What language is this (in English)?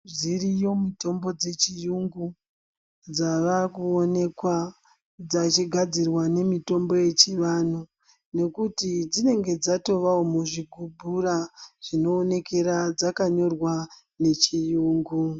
Ndau